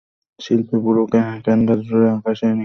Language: Bangla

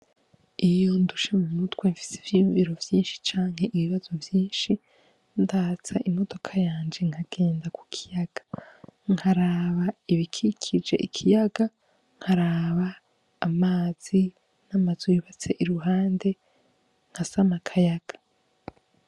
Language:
Rundi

